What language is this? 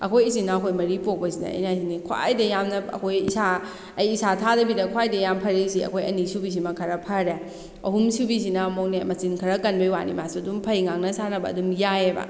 Manipuri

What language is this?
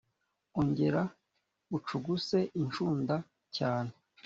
Kinyarwanda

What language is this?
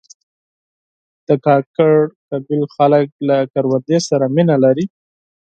Pashto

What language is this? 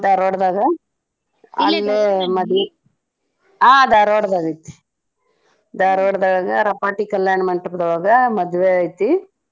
Kannada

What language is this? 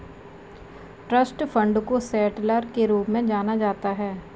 Hindi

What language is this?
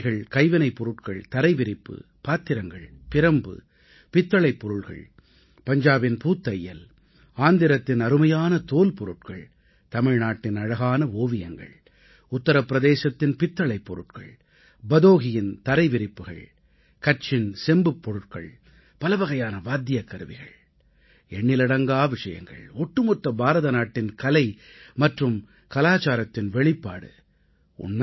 Tamil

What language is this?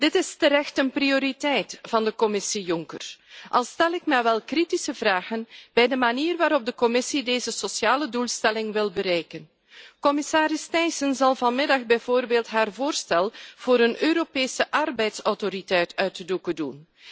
Dutch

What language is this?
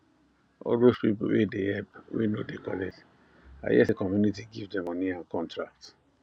Nigerian Pidgin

